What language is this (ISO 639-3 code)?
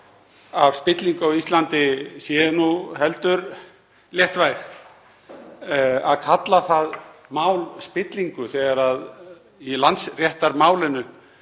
isl